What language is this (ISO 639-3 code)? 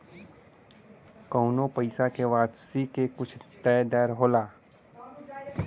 bho